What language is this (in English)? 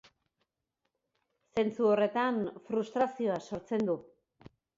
Basque